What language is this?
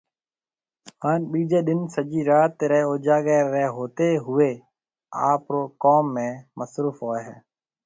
Marwari (Pakistan)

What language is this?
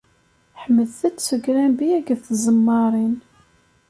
Kabyle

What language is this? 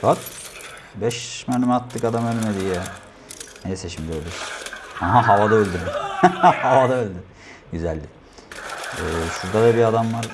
Turkish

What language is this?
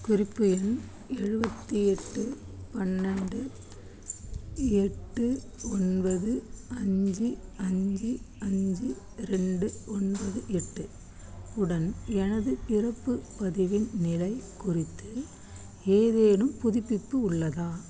Tamil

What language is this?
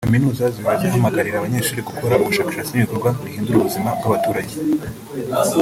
Kinyarwanda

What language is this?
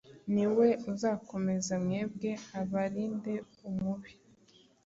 Kinyarwanda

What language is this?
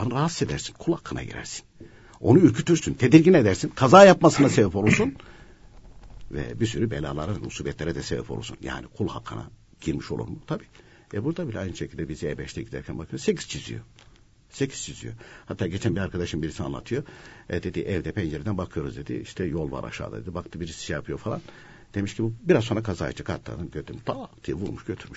Turkish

